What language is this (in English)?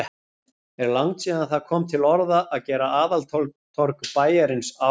Icelandic